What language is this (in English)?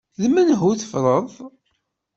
Kabyle